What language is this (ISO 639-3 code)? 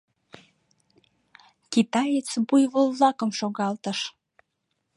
chm